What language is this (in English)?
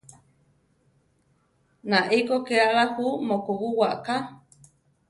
Central Tarahumara